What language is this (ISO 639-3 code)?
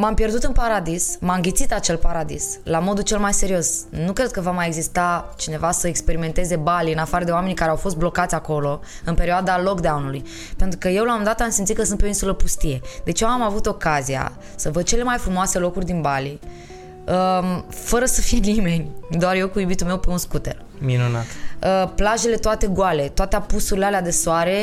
ron